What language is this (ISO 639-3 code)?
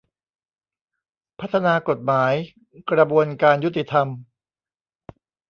tha